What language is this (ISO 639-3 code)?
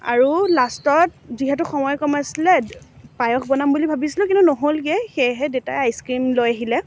asm